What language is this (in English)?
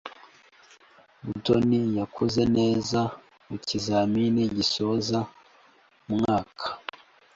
Kinyarwanda